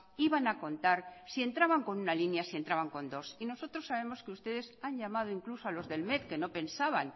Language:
Spanish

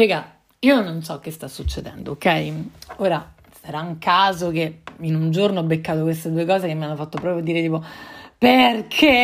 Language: Italian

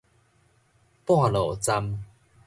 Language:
Min Nan Chinese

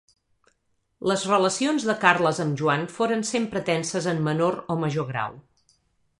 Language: Catalan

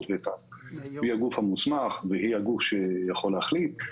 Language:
Hebrew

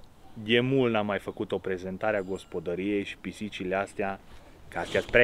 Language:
Romanian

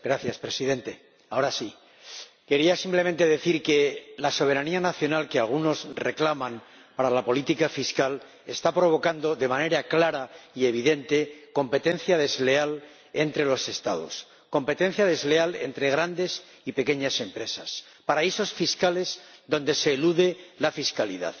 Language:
Spanish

